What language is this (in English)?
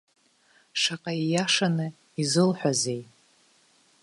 Abkhazian